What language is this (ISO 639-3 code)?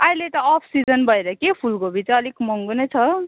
nep